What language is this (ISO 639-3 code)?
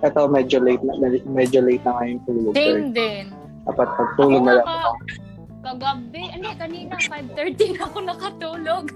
fil